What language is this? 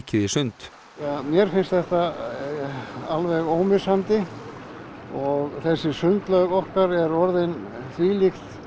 Icelandic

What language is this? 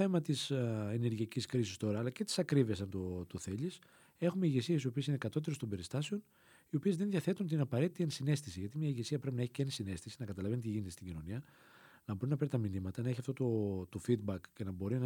Greek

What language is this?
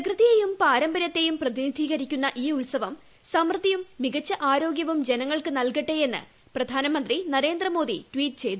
Malayalam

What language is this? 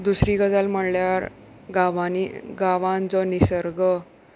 Konkani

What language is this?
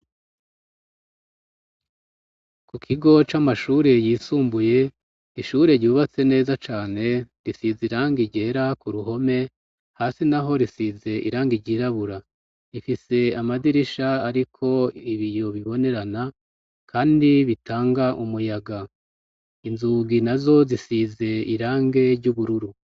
Rundi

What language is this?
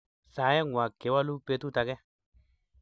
Kalenjin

